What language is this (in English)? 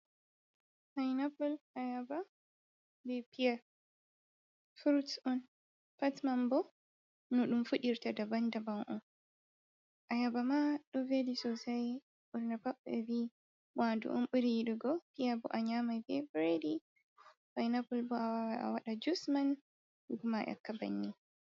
Fula